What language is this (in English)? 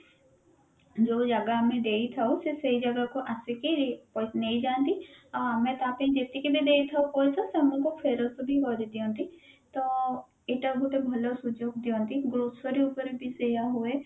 Odia